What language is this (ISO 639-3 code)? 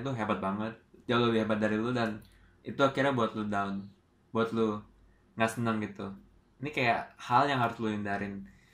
ind